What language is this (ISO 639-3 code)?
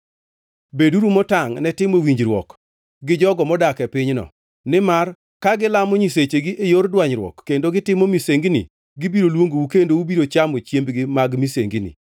luo